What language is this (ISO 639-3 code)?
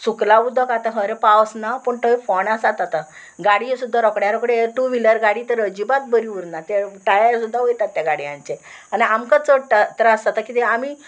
kok